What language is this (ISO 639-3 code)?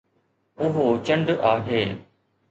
snd